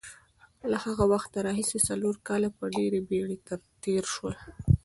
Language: Pashto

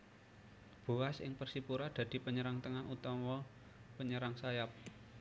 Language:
Javanese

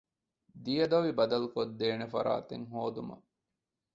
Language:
Divehi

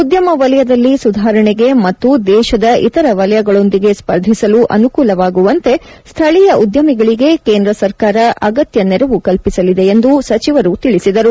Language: Kannada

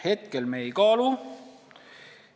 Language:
Estonian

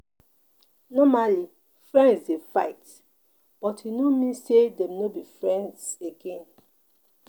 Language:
Nigerian Pidgin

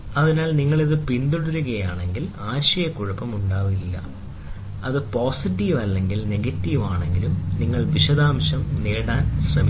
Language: Malayalam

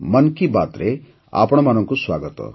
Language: Odia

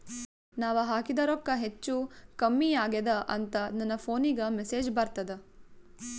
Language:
Kannada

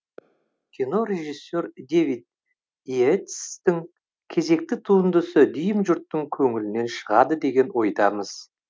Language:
Kazakh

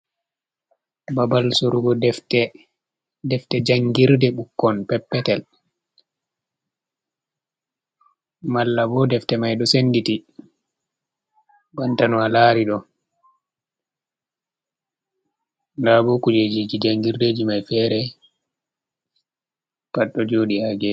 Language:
Fula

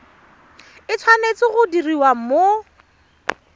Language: Tswana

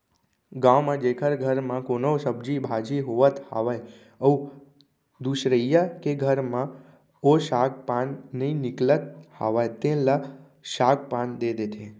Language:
Chhattisgarhi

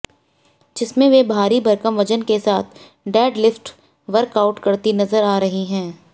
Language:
Hindi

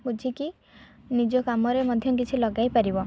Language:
Odia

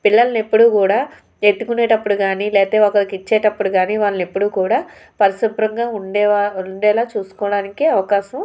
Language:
Telugu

